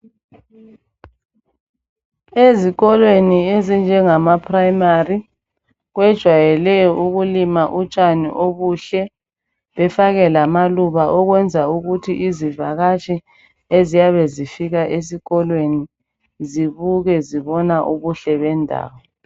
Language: North Ndebele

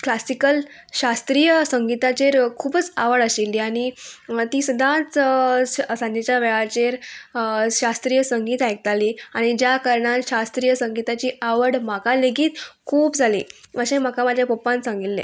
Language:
Konkani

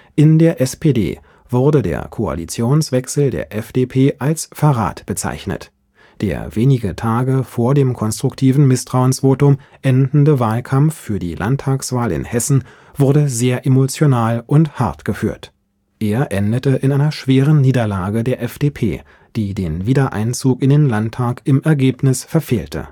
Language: German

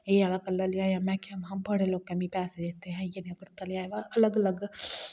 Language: Dogri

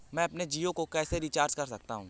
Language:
Hindi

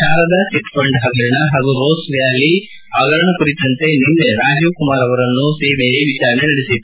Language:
Kannada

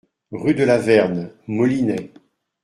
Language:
French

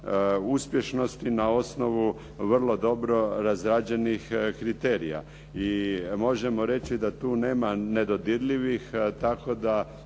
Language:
Croatian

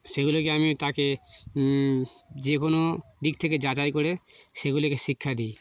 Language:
Bangla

